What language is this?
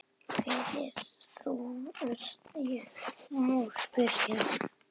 Icelandic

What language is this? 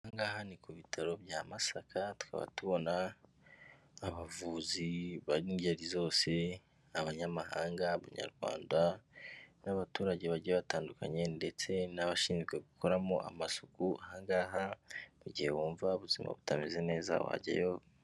Kinyarwanda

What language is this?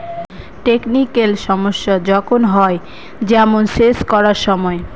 Bangla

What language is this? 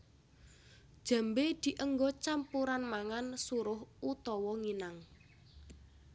Javanese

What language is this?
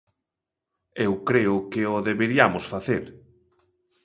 Galician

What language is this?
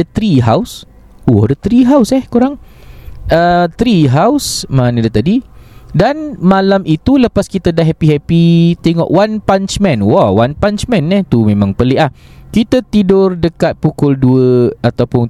Malay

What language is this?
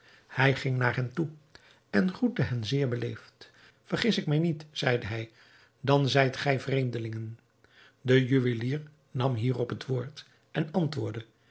Dutch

